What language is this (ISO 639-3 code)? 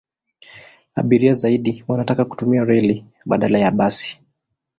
swa